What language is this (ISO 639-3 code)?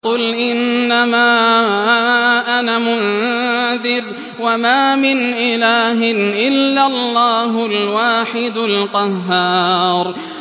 ara